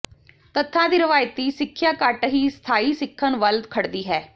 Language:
Punjabi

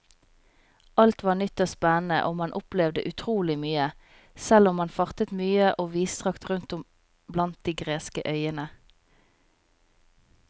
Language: Norwegian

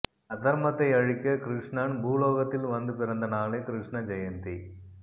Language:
Tamil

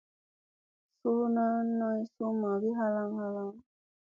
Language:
Musey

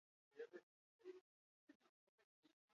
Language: Basque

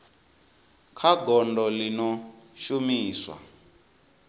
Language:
Venda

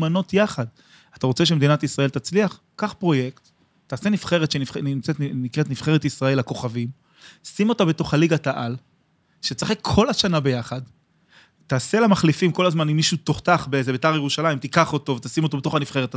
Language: Hebrew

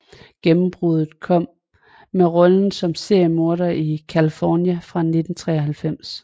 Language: Danish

